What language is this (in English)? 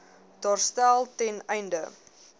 Afrikaans